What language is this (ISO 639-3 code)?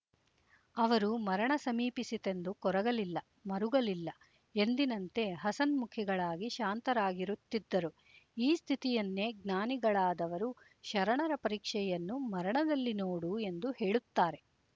kan